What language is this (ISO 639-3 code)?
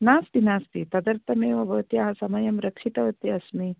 san